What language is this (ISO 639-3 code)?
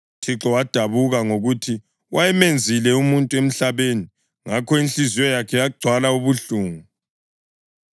nde